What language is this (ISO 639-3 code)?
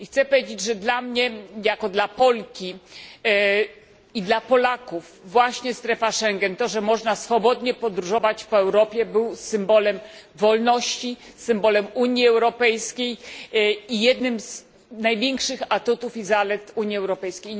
pol